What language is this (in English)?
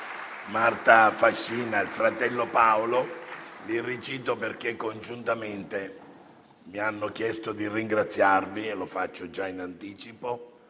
Italian